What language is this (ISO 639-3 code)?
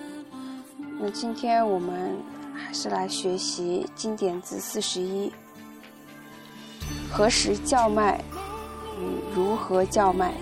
zho